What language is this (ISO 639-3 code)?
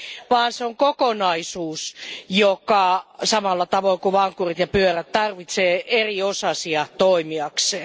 fin